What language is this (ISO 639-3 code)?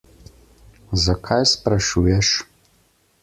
slv